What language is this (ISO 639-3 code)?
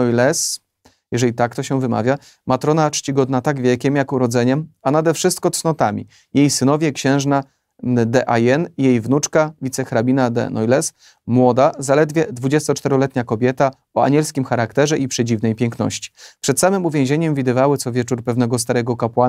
pol